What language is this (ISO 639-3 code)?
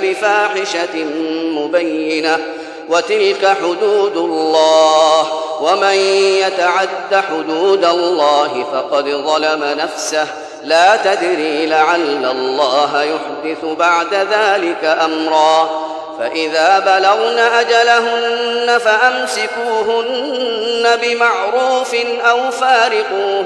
ara